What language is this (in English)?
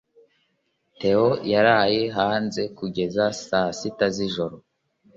Kinyarwanda